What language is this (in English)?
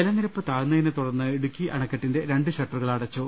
Malayalam